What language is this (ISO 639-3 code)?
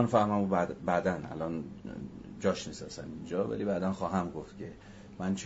fas